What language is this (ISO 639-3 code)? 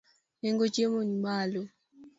luo